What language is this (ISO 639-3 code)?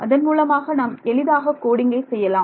tam